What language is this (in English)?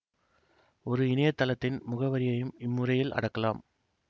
Tamil